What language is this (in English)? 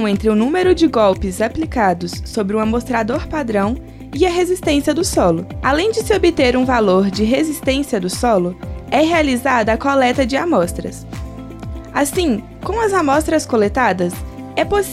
Portuguese